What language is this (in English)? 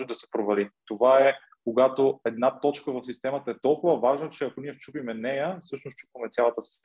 Bulgarian